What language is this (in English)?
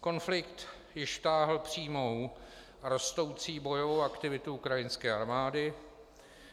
Czech